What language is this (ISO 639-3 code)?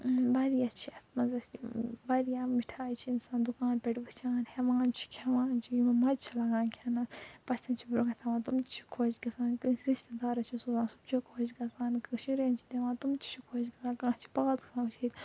kas